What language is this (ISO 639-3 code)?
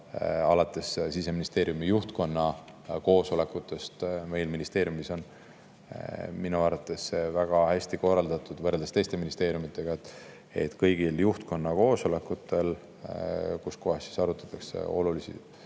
est